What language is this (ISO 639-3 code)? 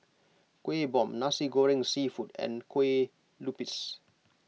eng